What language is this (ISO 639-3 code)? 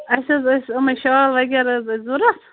kas